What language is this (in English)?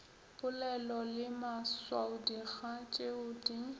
Northern Sotho